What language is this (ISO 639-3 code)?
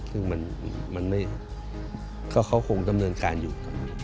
tha